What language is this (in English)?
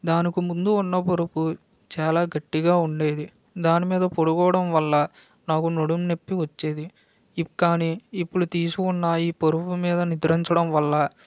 Telugu